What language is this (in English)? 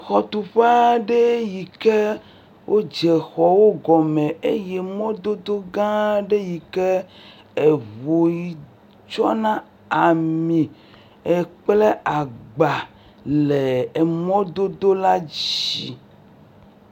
Ewe